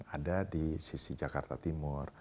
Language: Indonesian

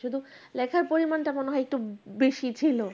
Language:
Bangla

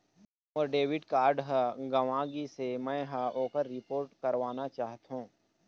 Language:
Chhattisgarhi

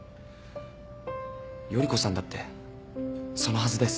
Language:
Japanese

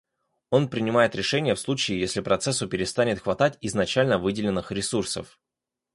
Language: Russian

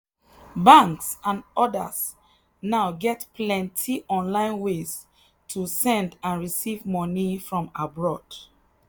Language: Nigerian Pidgin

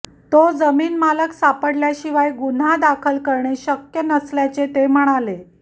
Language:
Marathi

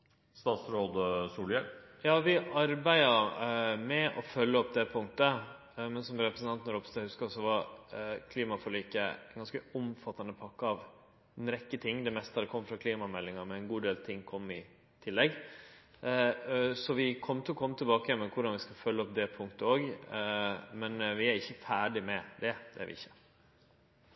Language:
Norwegian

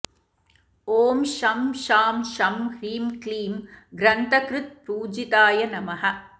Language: Sanskrit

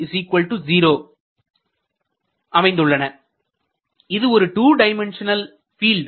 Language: Tamil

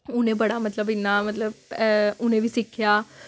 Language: Dogri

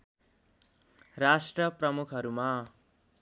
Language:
Nepali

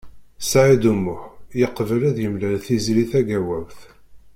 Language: Kabyle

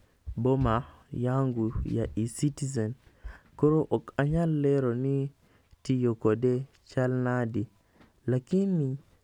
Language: Luo (Kenya and Tanzania)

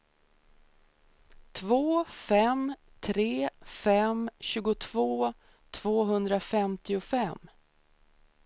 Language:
Swedish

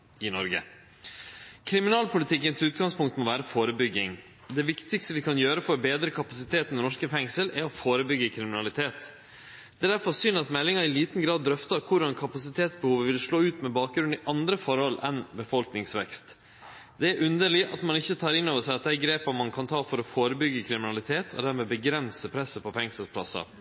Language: Norwegian Nynorsk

